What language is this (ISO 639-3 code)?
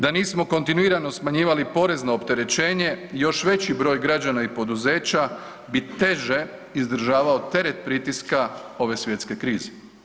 hrv